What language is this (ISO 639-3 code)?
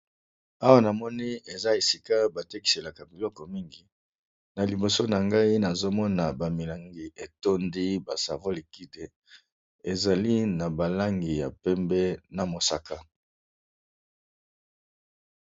lin